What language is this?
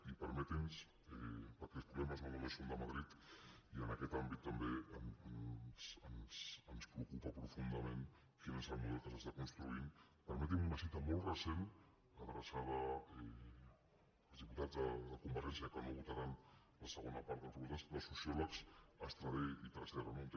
Catalan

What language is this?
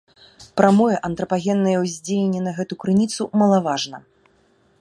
Belarusian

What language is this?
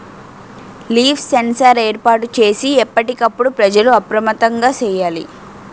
Telugu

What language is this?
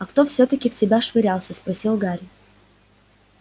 Russian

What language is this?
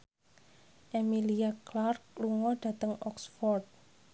Javanese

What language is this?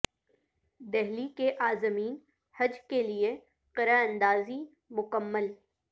Urdu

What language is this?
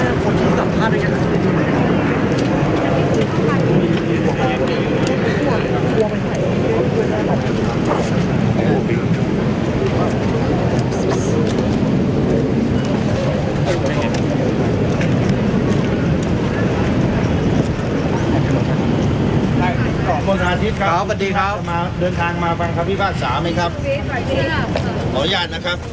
Thai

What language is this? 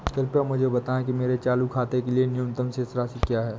Hindi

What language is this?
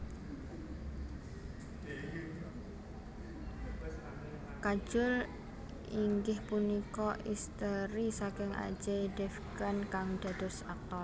Javanese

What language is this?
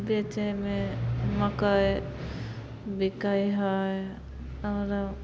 Maithili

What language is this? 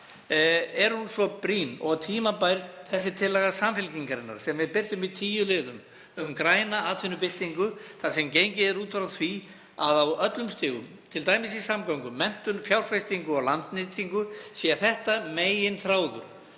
Icelandic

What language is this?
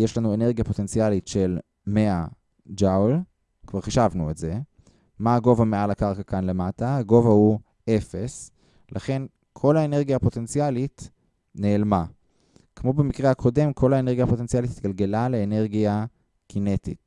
Hebrew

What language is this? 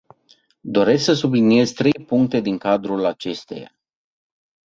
Romanian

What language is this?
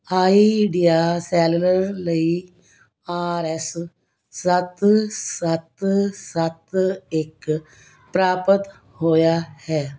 Punjabi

